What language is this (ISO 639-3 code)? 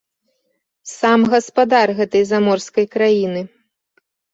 bel